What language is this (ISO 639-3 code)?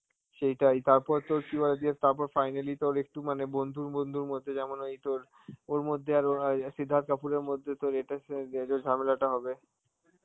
ben